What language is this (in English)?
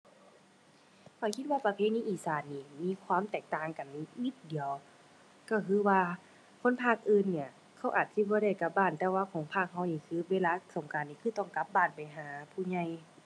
Thai